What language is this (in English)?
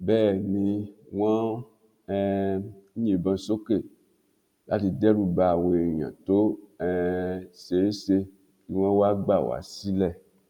Yoruba